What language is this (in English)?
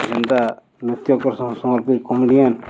Odia